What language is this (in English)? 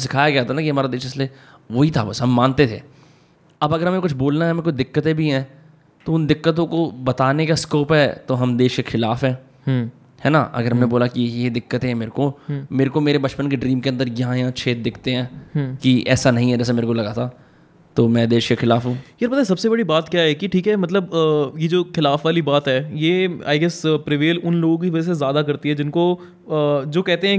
Hindi